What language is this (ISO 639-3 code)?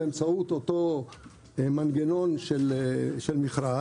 heb